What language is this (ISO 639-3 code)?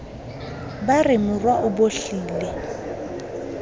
sot